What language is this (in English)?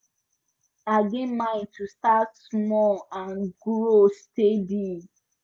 Nigerian Pidgin